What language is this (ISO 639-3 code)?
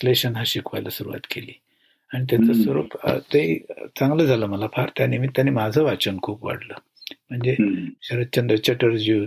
mar